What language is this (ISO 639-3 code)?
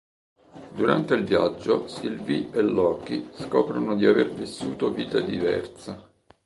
ita